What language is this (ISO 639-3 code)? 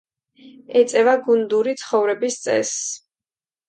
kat